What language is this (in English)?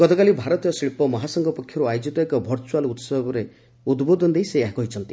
Odia